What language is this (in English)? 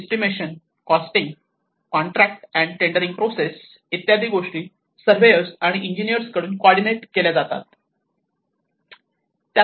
Marathi